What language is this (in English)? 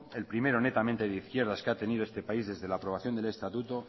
Spanish